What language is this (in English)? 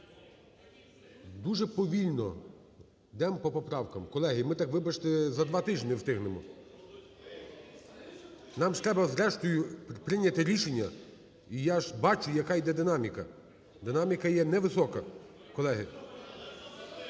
Ukrainian